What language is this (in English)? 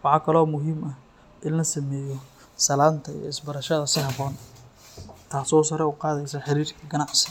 Somali